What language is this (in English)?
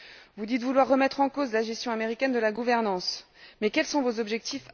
French